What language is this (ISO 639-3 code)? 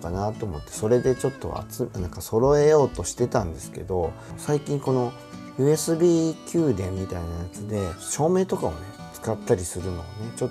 jpn